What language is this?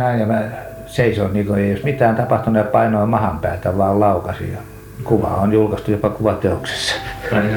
Finnish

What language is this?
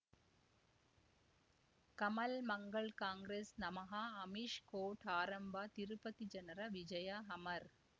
Kannada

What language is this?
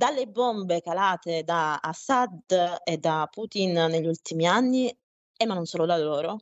Italian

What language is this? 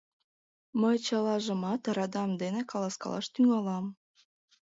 Mari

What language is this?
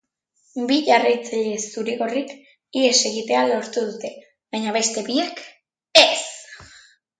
Basque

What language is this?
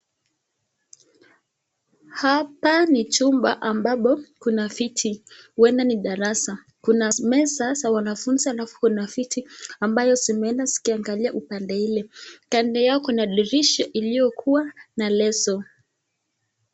Swahili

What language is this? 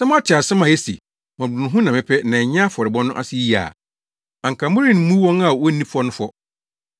Akan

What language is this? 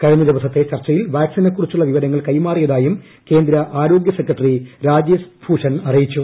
Malayalam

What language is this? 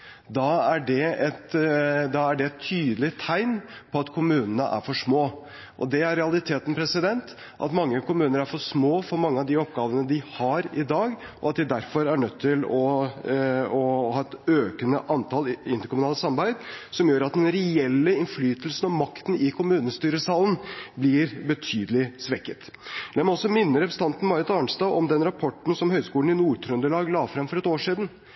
Norwegian Bokmål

